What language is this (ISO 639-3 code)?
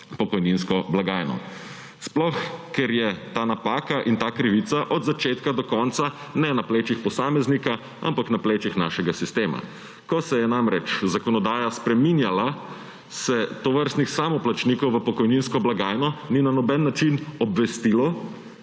slv